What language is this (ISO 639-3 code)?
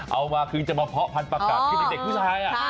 tha